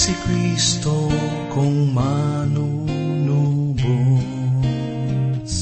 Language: Filipino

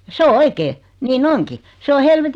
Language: Finnish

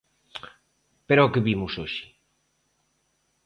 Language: Galician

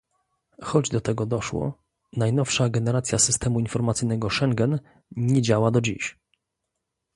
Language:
Polish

